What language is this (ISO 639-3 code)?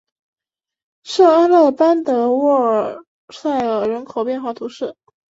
zho